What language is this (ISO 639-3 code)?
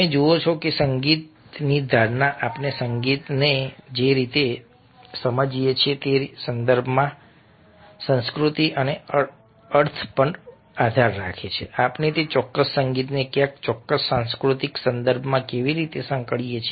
guj